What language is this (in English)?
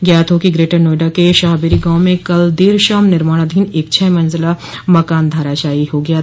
Hindi